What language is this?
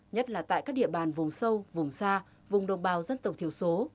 Vietnamese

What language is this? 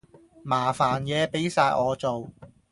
Cantonese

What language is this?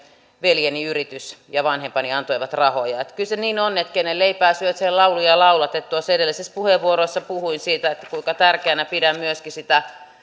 Finnish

